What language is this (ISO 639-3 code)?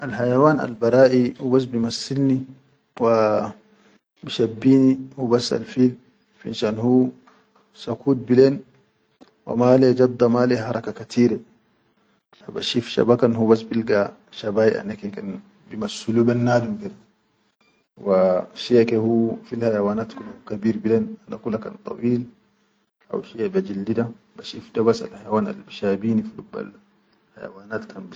shu